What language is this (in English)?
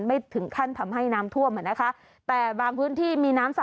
Thai